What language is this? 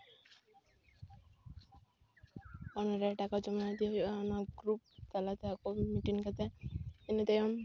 Santali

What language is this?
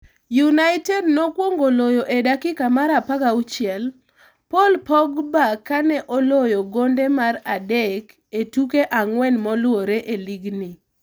Luo (Kenya and Tanzania)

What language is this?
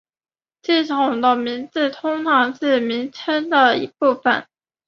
Chinese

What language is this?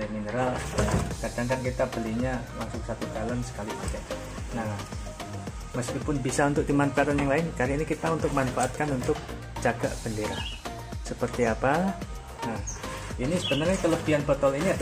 Indonesian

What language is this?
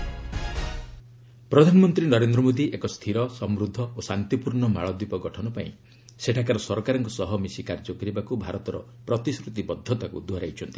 Odia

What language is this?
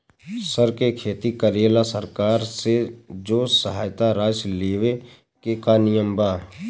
Bhojpuri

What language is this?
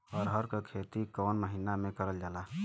Bhojpuri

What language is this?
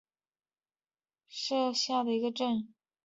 Chinese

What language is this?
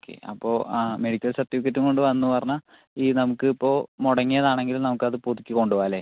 Malayalam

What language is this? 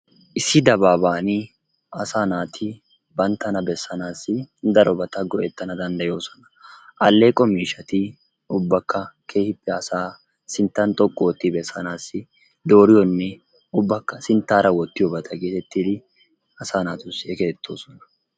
Wolaytta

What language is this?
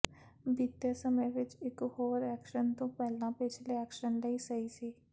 Punjabi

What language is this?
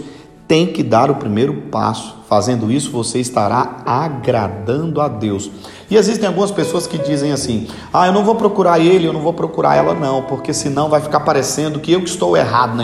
Portuguese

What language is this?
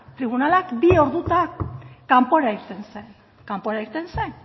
Basque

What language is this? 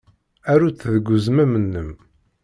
Kabyle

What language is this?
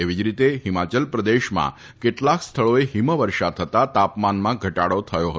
Gujarati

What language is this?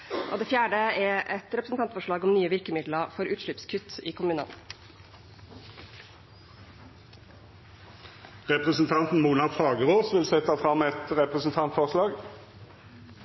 Norwegian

